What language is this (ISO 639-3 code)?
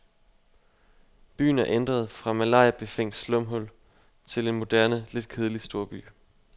dan